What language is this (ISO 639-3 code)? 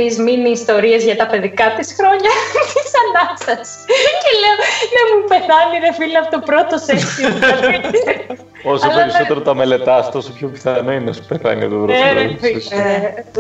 ell